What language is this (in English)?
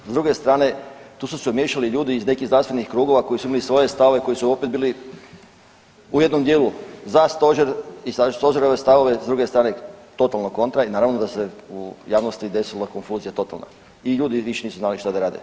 Croatian